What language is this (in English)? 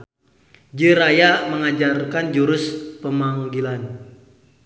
Sundanese